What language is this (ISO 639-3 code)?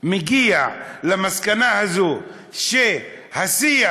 heb